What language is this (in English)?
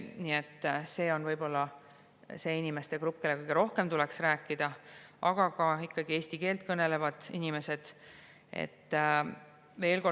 Estonian